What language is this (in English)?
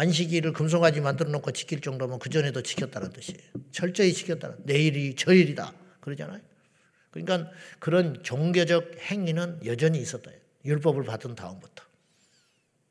Korean